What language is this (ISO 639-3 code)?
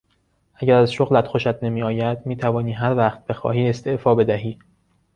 fas